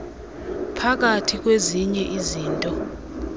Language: Xhosa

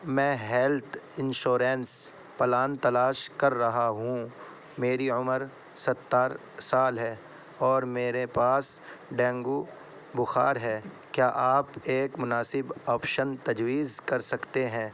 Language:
Urdu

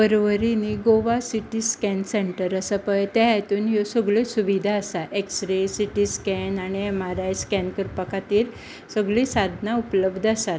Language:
Konkani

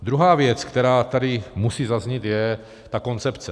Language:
Czech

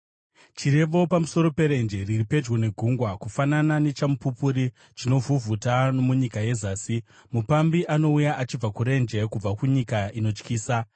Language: Shona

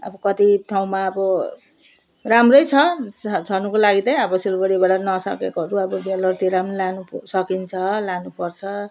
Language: Nepali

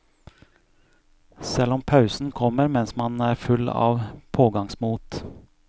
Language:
Norwegian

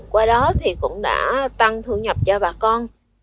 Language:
Vietnamese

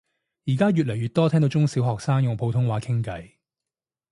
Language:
Cantonese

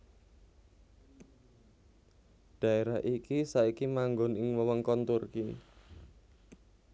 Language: Javanese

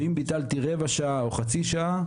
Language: Hebrew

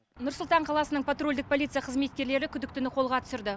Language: Kazakh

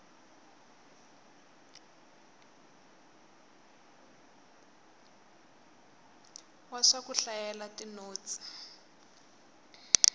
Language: Tsonga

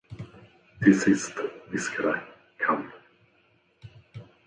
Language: Swedish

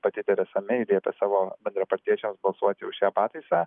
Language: Lithuanian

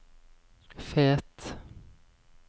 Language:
Norwegian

